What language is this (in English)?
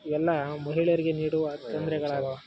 Kannada